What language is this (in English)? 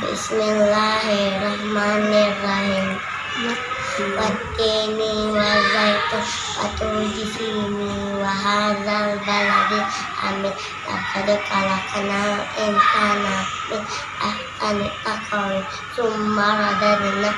Indonesian